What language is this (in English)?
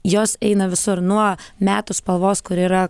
Lithuanian